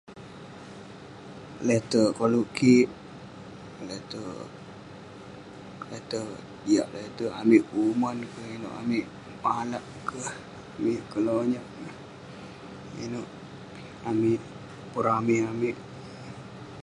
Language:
Western Penan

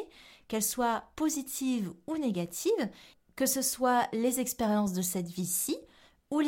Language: French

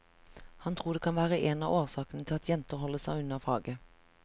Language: Norwegian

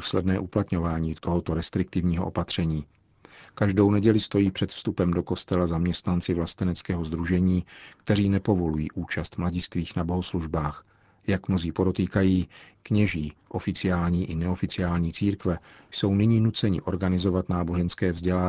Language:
Czech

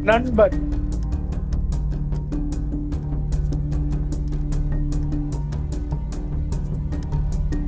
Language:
Tamil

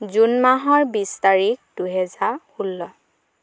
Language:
Assamese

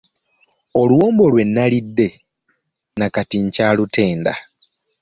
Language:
Ganda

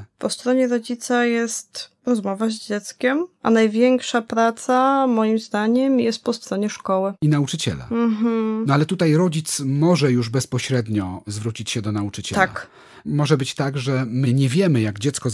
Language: Polish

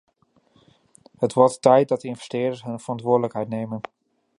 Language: Dutch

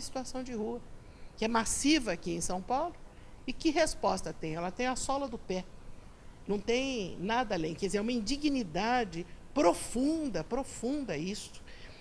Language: Portuguese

